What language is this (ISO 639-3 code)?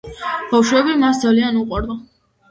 kat